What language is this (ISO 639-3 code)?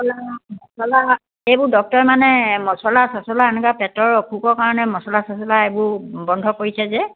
asm